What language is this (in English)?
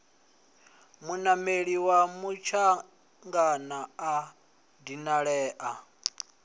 Venda